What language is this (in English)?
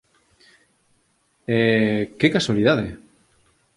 Galician